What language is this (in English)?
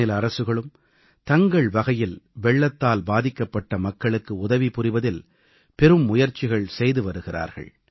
Tamil